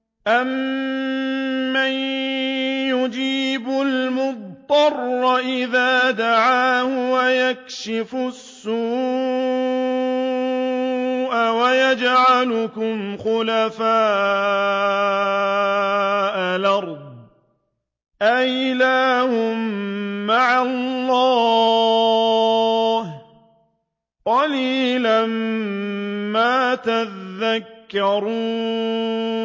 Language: Arabic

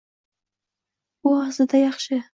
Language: Uzbek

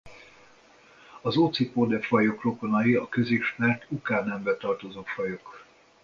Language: Hungarian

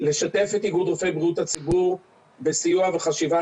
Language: Hebrew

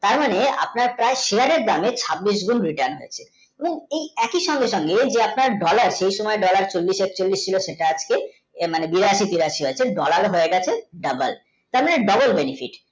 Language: Bangla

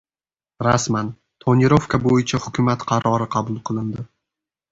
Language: Uzbek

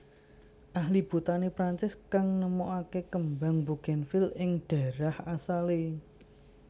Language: Javanese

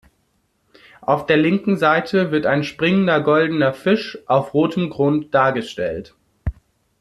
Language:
German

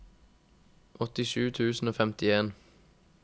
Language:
Norwegian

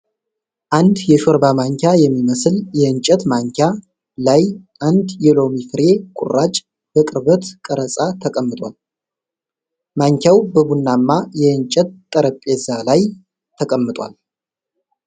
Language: Amharic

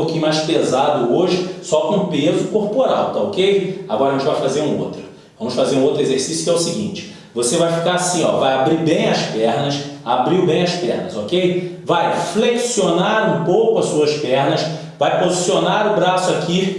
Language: Portuguese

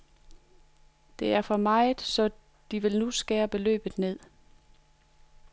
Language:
Danish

